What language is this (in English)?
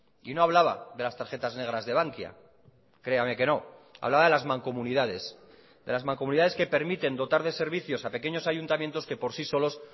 Spanish